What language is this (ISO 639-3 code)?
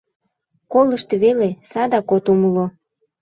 chm